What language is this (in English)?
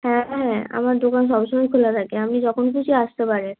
Bangla